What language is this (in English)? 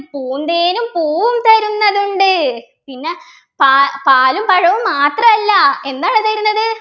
Malayalam